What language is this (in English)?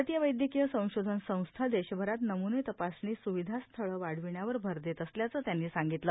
Marathi